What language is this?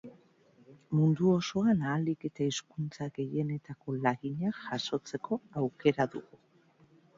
Basque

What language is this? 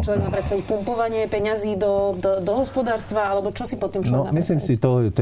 Slovak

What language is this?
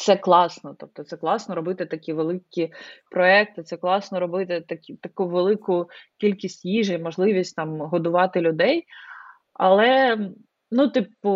Ukrainian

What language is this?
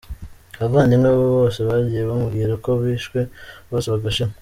Kinyarwanda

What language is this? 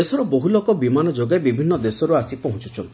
Odia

